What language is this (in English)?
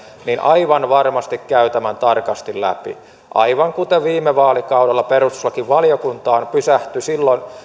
Finnish